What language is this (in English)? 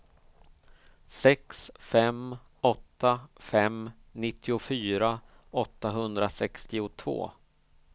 Swedish